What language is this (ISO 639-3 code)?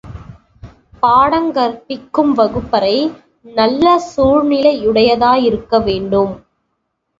tam